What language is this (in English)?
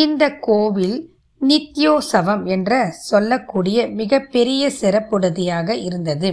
Tamil